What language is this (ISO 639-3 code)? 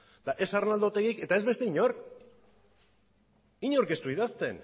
eus